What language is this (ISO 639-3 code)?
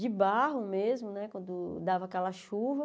por